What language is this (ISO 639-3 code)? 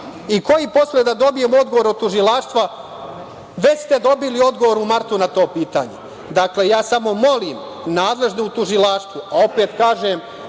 srp